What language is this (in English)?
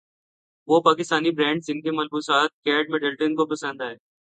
Urdu